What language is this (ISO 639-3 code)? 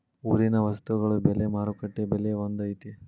kan